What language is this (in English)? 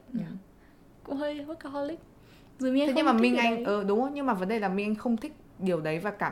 Vietnamese